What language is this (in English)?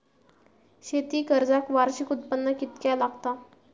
Marathi